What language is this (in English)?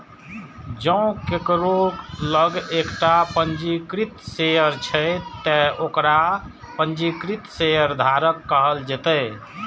Maithili